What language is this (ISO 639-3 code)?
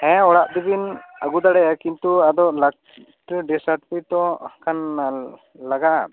sat